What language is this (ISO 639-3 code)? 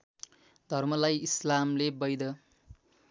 nep